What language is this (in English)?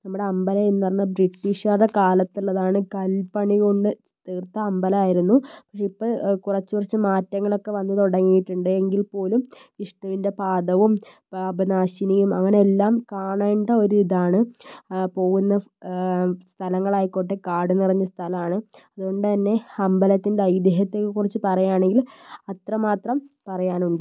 Malayalam